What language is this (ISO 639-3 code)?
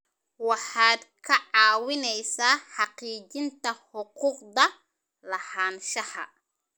som